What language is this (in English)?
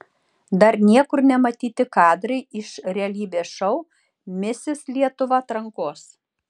Lithuanian